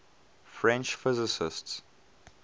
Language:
English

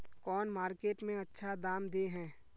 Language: Magahi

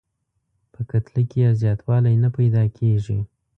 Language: Pashto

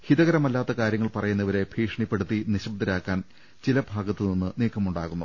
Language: Malayalam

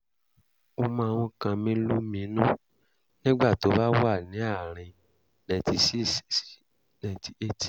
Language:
Yoruba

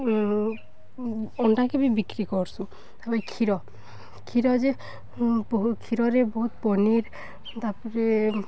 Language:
Odia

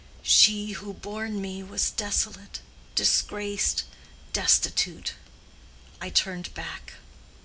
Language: English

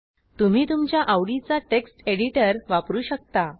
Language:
Marathi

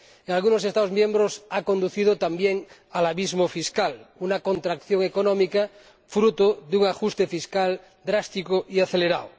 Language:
Spanish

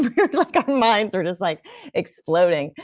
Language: English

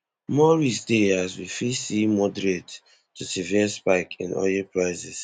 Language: Nigerian Pidgin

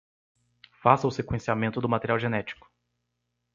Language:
Portuguese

